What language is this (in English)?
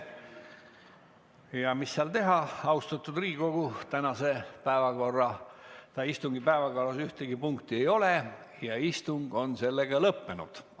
Estonian